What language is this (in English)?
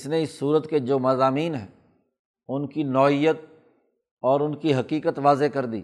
Urdu